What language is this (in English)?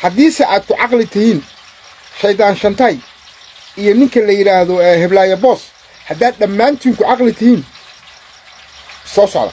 Arabic